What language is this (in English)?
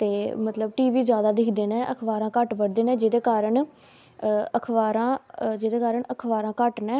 Dogri